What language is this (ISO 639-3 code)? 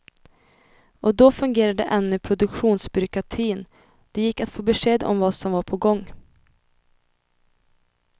swe